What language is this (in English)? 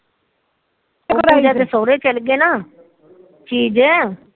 Punjabi